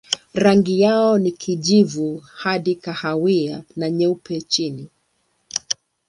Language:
Swahili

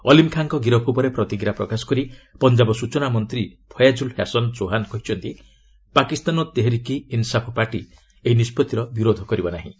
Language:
Odia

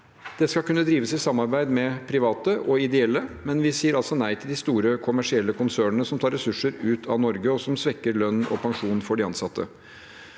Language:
Norwegian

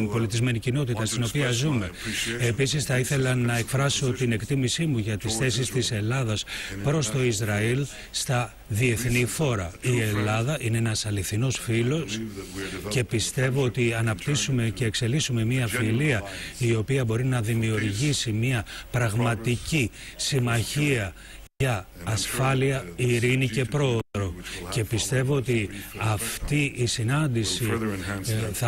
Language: Greek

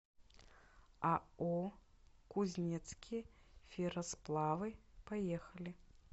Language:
Russian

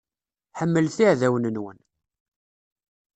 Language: Kabyle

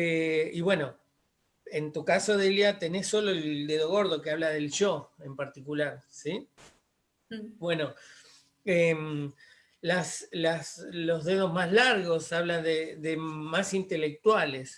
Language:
Spanish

